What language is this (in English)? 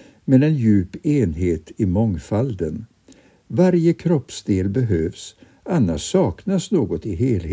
Swedish